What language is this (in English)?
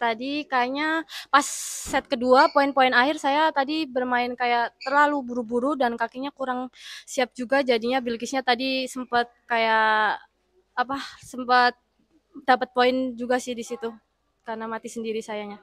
Indonesian